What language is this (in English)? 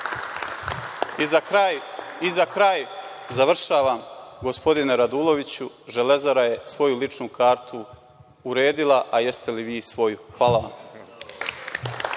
Serbian